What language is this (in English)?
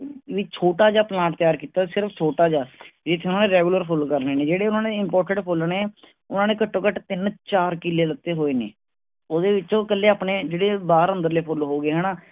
Punjabi